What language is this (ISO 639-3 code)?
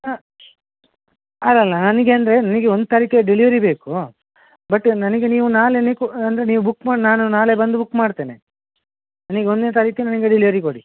kan